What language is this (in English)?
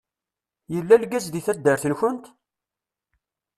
Kabyle